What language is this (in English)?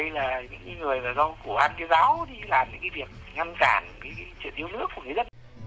Vietnamese